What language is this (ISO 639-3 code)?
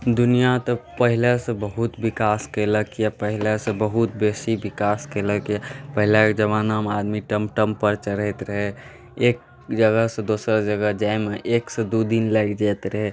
mai